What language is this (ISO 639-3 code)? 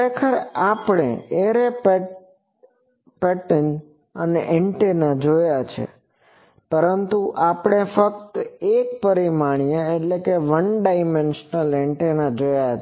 guj